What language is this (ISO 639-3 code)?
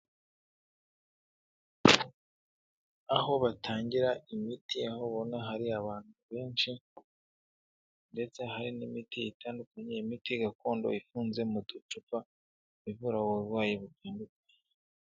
kin